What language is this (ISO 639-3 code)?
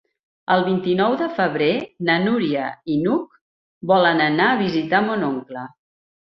cat